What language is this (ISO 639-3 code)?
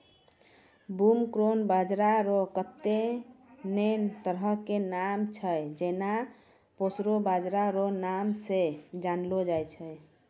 mai